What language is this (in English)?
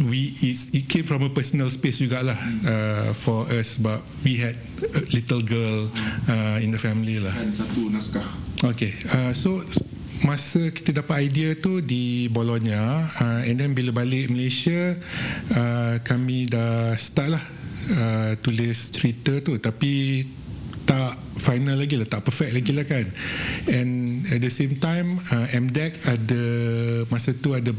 Malay